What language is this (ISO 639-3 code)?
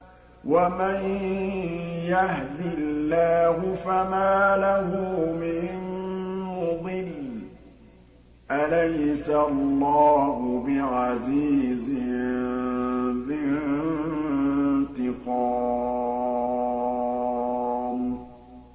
ara